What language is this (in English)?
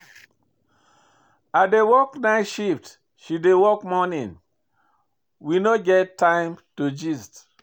Nigerian Pidgin